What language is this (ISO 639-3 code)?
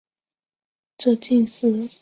zho